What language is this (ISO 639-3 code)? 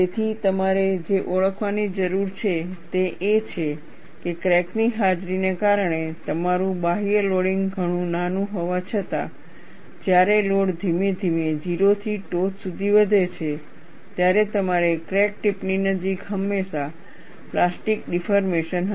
guj